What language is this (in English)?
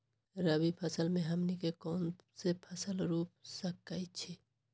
Magahi